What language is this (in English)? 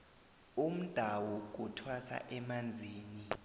South Ndebele